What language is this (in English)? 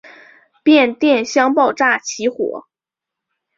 Chinese